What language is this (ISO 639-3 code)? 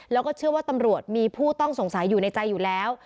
tha